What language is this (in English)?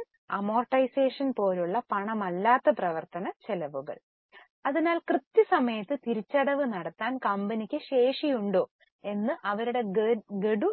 Malayalam